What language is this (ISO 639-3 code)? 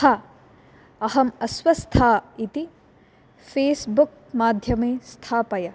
san